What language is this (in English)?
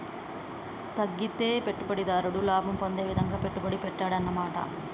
Telugu